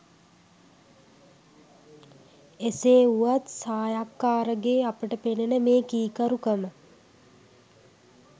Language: Sinhala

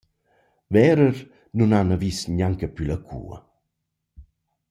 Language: Romansh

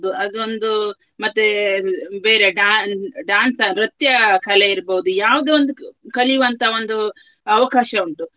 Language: Kannada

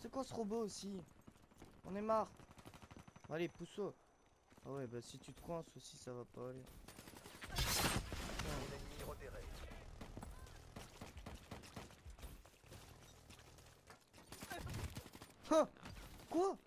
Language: French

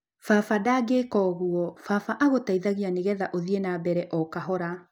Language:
Kikuyu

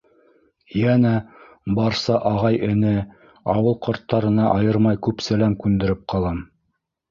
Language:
Bashkir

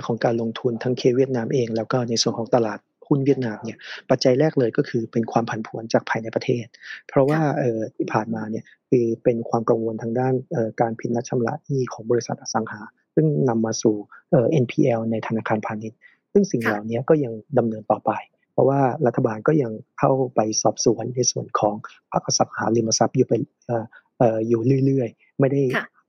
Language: Thai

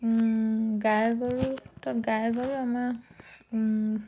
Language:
Assamese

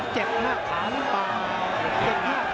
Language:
Thai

